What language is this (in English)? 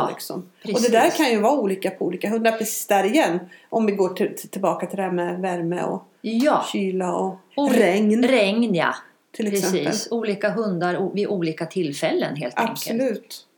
Swedish